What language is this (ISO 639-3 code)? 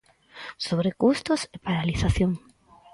glg